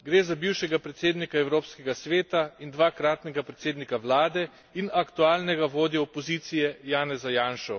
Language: Slovenian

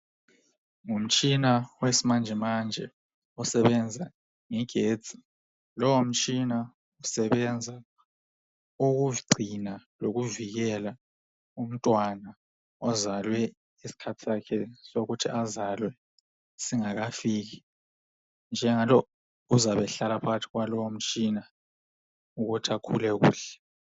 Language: North Ndebele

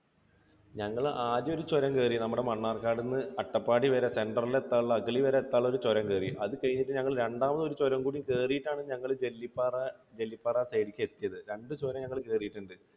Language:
Malayalam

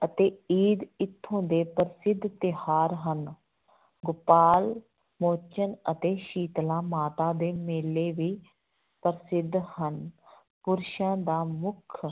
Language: Punjabi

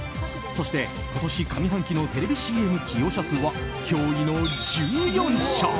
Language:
Japanese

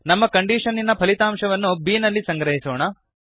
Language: Kannada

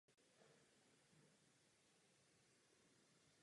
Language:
Czech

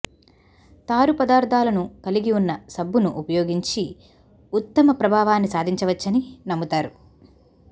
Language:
Telugu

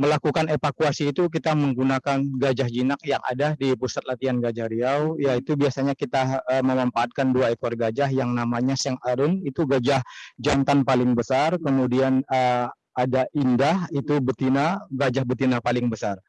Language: Indonesian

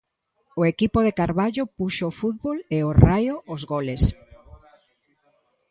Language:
Galician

